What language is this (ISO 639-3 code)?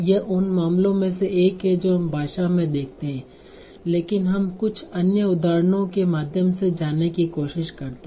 hin